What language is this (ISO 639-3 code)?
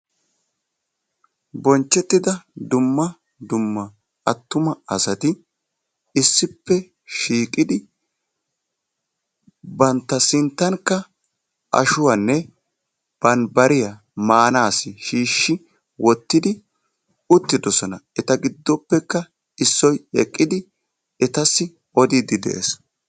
wal